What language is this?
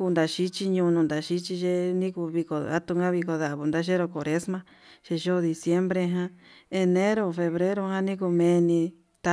Yutanduchi Mixtec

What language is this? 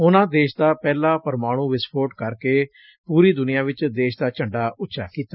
Punjabi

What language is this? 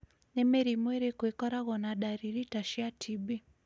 Kikuyu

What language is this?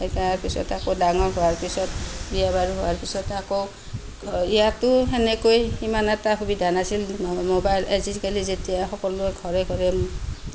Assamese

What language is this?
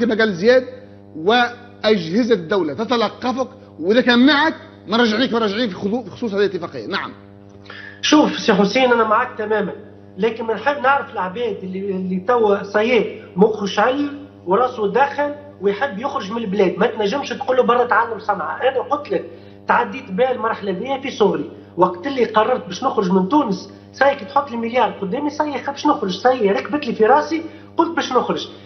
Arabic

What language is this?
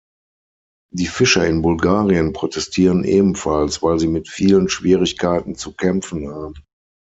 German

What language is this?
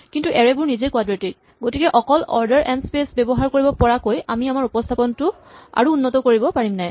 Assamese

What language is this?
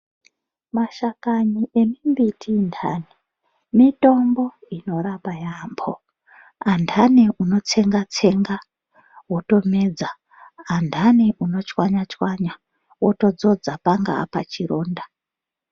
Ndau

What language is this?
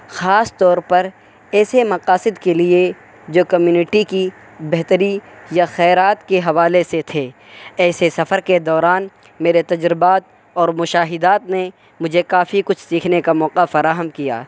Urdu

